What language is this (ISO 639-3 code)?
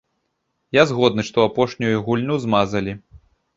bel